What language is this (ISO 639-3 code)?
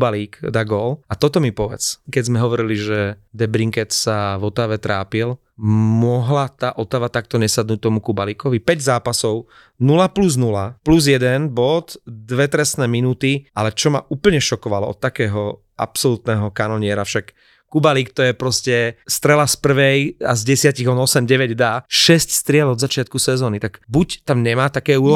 slk